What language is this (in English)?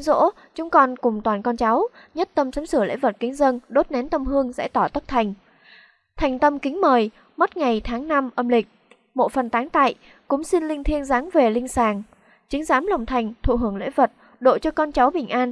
Vietnamese